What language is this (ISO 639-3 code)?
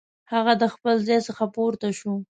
pus